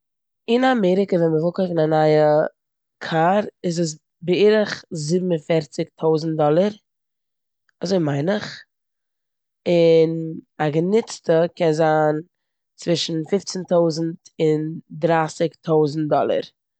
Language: Yiddish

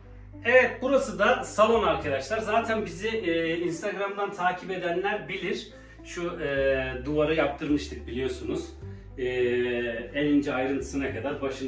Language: Turkish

